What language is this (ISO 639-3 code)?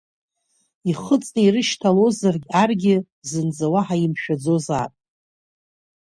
abk